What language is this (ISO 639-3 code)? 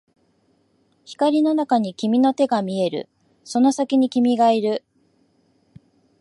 jpn